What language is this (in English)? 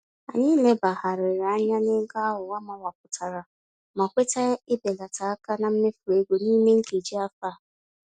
Igbo